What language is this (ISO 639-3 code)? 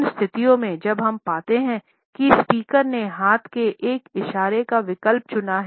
hin